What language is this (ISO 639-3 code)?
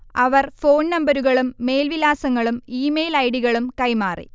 mal